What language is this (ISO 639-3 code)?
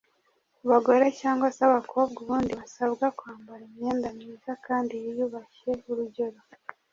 kin